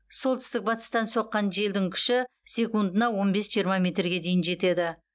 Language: Kazakh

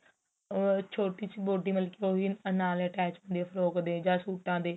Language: Punjabi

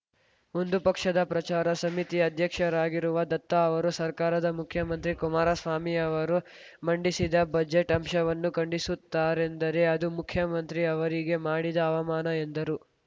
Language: Kannada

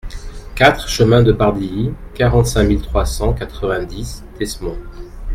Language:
French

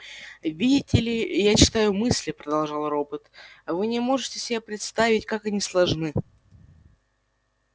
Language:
Russian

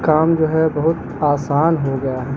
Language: Urdu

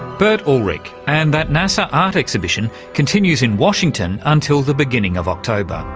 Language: English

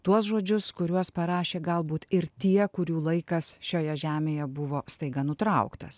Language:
Lithuanian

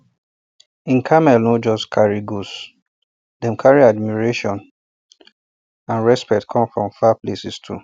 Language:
Nigerian Pidgin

